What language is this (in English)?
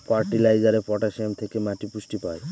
Bangla